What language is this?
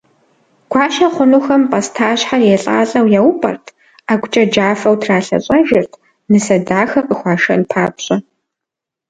Kabardian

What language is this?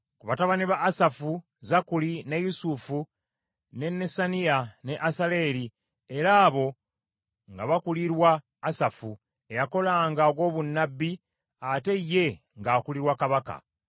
Ganda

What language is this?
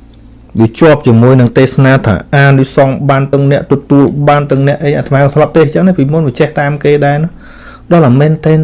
Vietnamese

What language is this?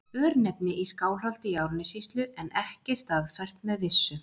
Icelandic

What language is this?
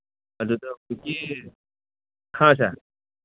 Manipuri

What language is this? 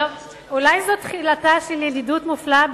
Hebrew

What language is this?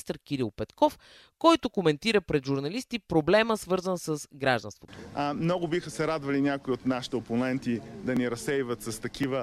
Bulgarian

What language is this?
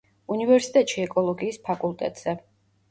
Georgian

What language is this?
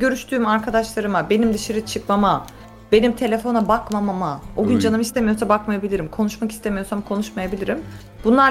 Turkish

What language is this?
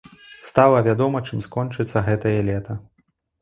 Belarusian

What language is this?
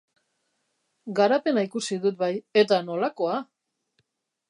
Basque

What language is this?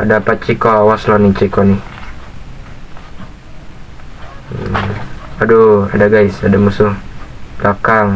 Indonesian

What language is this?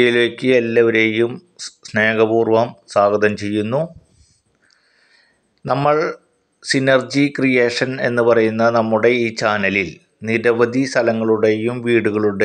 Romanian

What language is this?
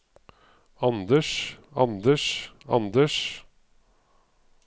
Norwegian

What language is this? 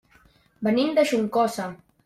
Catalan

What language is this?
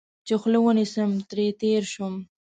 Pashto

